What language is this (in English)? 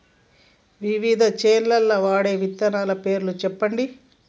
Telugu